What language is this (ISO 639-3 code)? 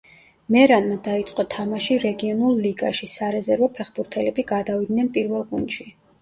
kat